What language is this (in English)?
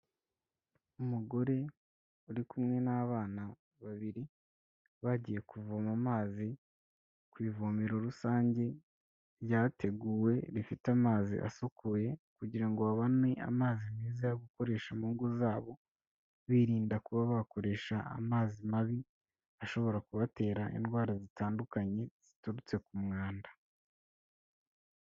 Kinyarwanda